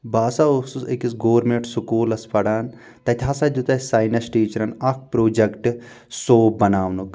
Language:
Kashmiri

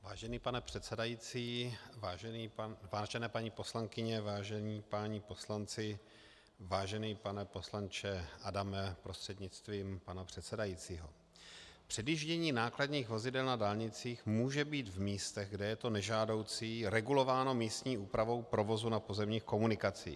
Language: Czech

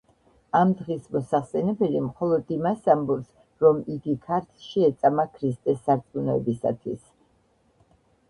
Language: Georgian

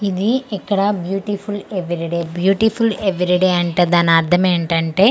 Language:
Telugu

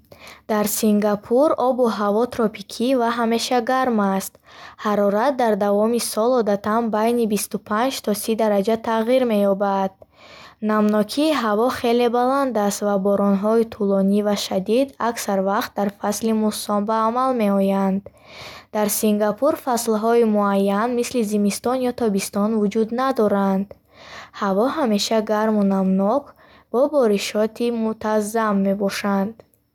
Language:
Bukharic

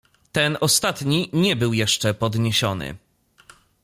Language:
Polish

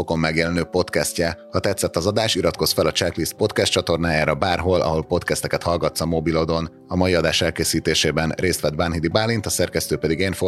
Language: Hungarian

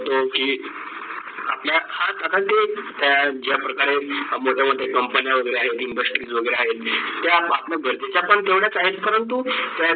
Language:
Marathi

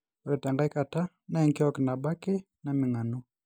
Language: Masai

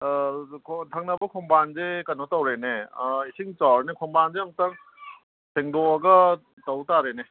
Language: Manipuri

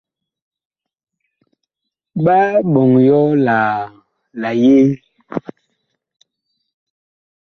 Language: Bakoko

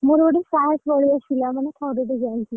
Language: Odia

